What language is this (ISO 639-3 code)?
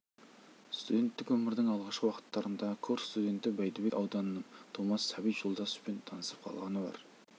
kaz